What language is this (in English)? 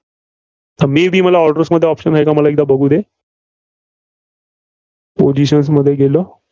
Marathi